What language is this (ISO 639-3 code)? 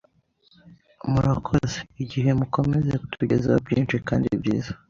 kin